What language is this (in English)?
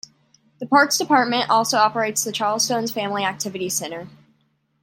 English